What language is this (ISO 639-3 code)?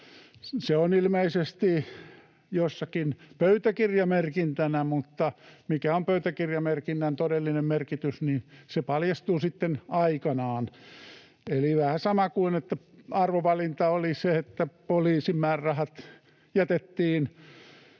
fin